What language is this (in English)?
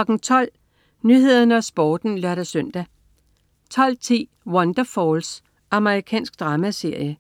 Danish